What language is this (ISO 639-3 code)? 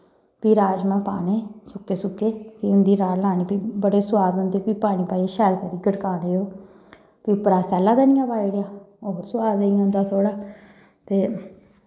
doi